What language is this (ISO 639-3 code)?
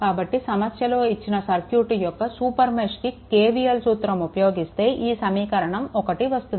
tel